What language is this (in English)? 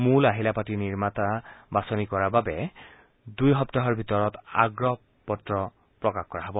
Assamese